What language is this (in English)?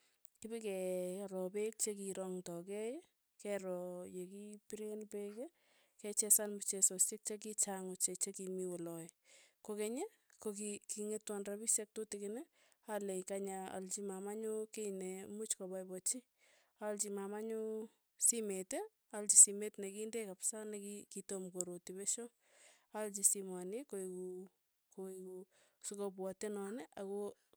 Tugen